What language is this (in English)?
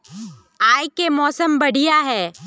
Magahi